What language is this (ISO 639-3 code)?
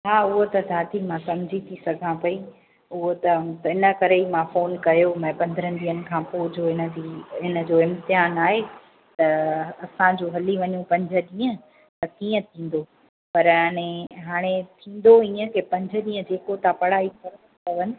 snd